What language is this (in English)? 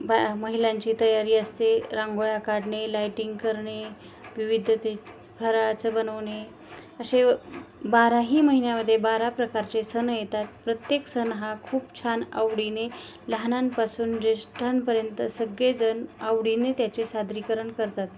Marathi